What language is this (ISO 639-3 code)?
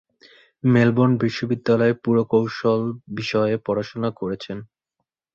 ben